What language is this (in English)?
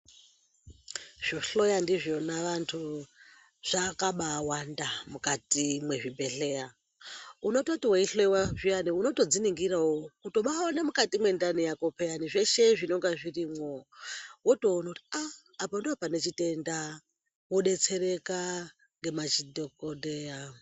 Ndau